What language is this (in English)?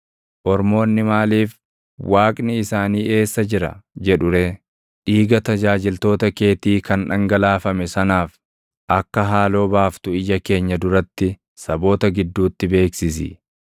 Oromo